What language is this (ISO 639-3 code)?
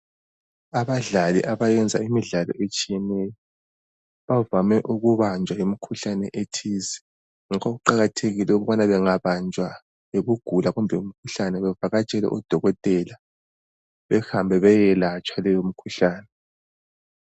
nde